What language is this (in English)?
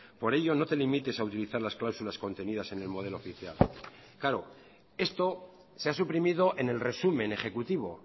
Spanish